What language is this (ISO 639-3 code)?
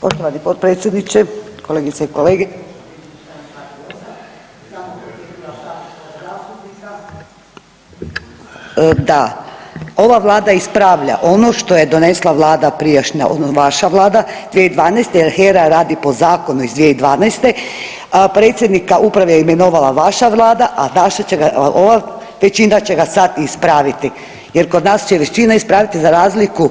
hrv